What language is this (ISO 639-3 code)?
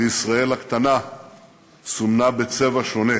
heb